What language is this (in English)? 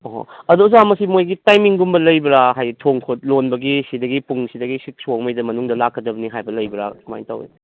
Manipuri